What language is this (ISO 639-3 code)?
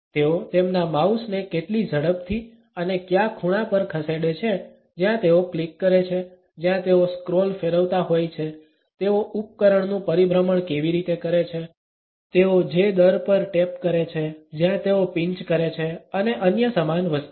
guj